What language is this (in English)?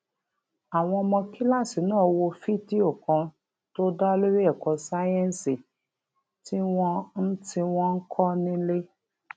Yoruba